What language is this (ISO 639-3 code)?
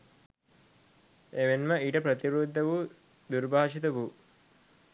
sin